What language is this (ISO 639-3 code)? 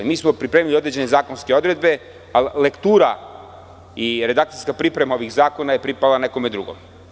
srp